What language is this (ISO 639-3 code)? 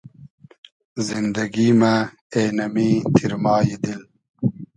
haz